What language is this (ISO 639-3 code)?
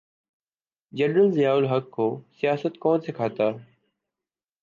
urd